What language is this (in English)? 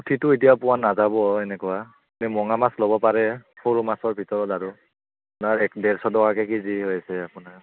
Assamese